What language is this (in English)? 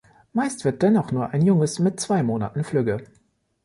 German